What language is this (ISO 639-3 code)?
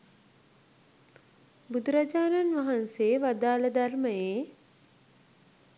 sin